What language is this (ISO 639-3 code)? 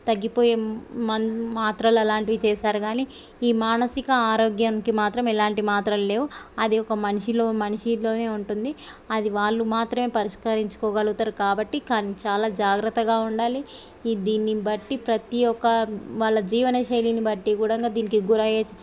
tel